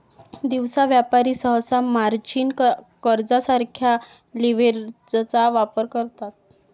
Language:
Marathi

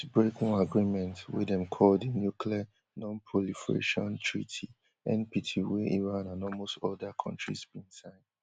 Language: Nigerian Pidgin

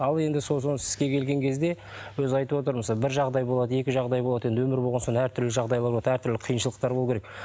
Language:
Kazakh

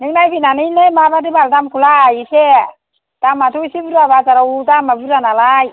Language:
Bodo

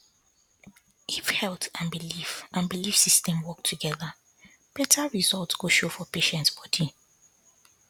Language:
Nigerian Pidgin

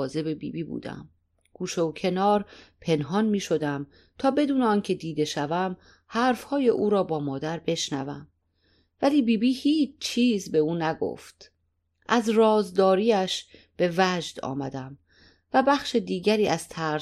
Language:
Persian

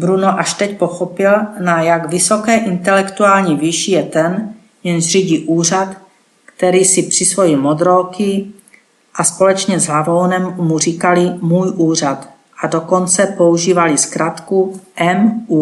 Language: Czech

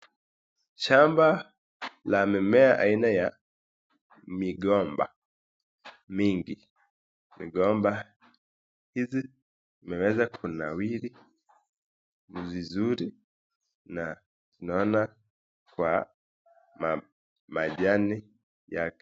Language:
Swahili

